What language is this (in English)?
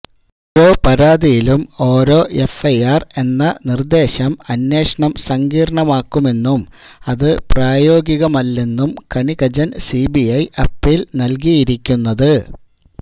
Malayalam